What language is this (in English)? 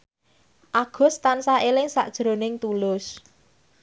Javanese